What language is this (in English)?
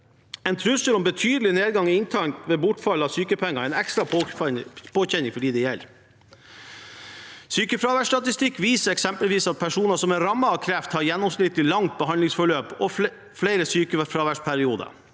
Norwegian